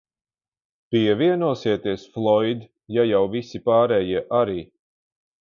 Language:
Latvian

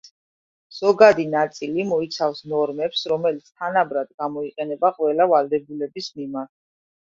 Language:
Georgian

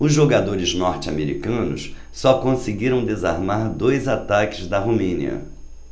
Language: Portuguese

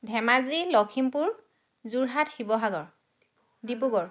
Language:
Assamese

